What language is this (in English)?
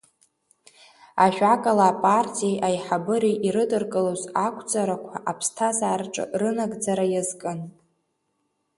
Abkhazian